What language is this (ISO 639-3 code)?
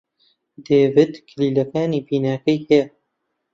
ckb